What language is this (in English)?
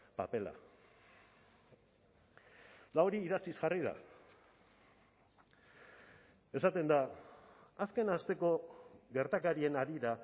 Basque